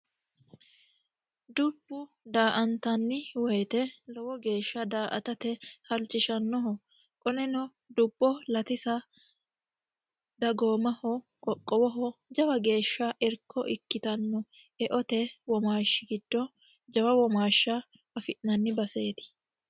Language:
Sidamo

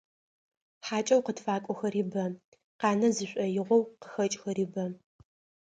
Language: Adyghe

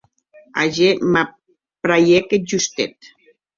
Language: Occitan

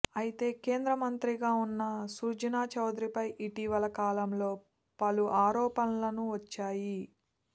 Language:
Telugu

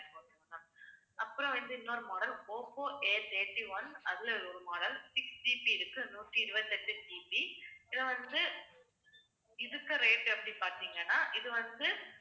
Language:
Tamil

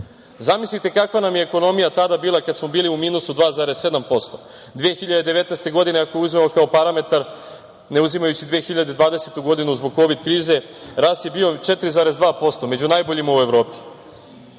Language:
Serbian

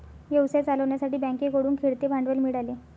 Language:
Marathi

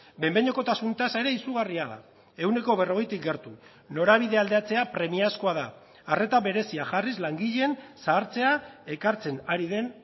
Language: Basque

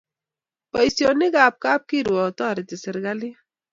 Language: Kalenjin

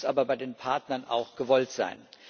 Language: German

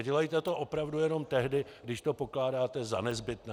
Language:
Czech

